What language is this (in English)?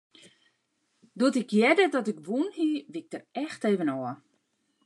Western Frisian